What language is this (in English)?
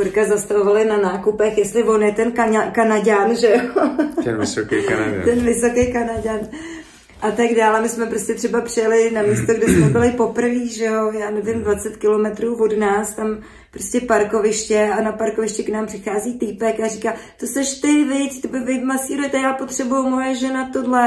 Czech